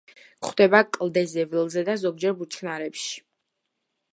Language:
Georgian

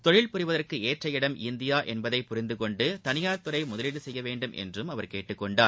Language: Tamil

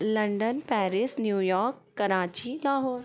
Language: Hindi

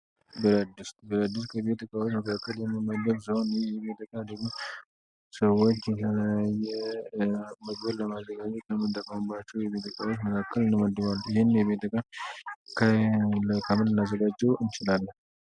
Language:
Amharic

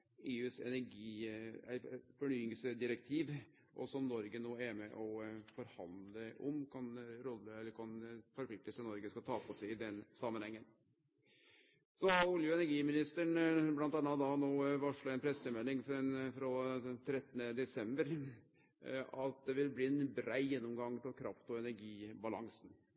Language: Norwegian Nynorsk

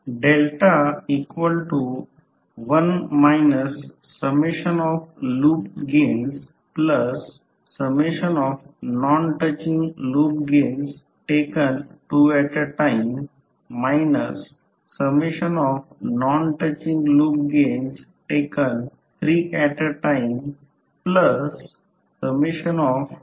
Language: Marathi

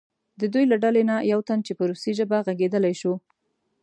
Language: Pashto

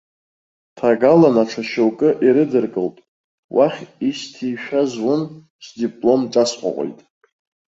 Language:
Abkhazian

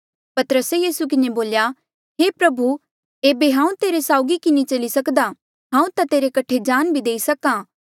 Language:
Mandeali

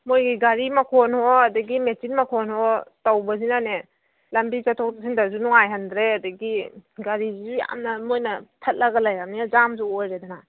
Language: Manipuri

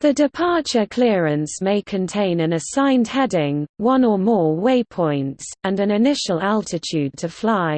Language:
English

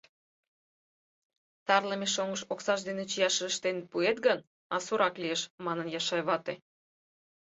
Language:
Mari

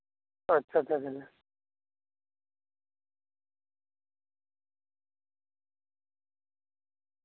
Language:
Santali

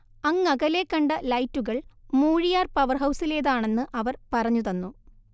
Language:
Malayalam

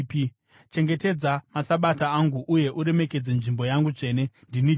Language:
Shona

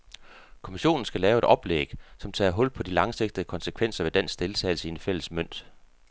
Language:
Danish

